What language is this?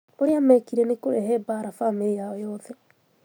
Kikuyu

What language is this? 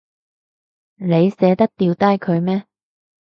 Cantonese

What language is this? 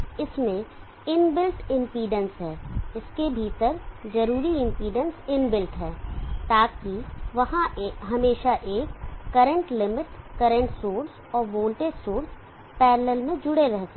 Hindi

